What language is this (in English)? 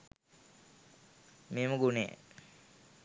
Sinhala